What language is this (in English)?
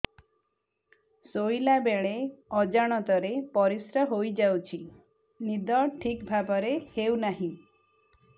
Odia